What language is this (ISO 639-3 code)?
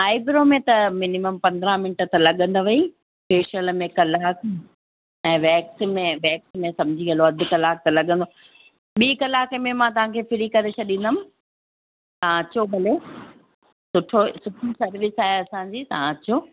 snd